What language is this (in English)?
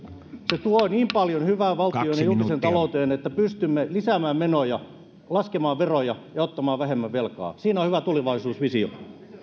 Finnish